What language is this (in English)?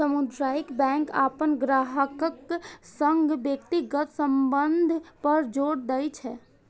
Maithili